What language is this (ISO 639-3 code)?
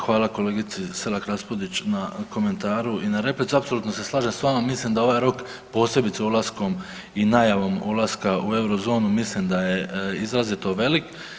hrv